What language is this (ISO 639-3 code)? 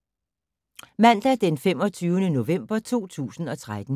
dan